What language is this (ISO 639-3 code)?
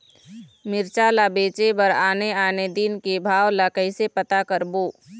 hne